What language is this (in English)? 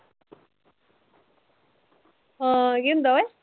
Punjabi